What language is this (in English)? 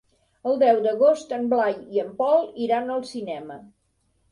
Catalan